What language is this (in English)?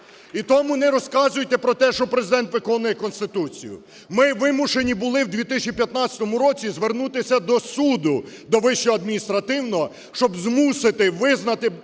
Ukrainian